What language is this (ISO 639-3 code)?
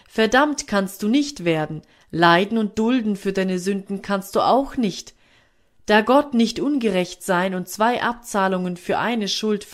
deu